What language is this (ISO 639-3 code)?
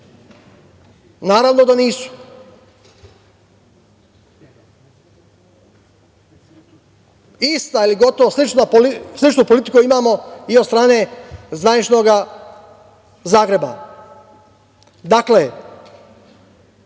srp